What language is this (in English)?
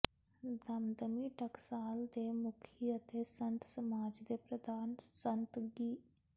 Punjabi